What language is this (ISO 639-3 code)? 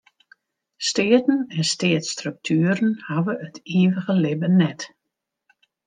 fry